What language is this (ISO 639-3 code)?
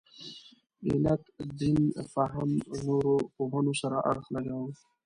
pus